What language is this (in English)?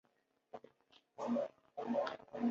Chinese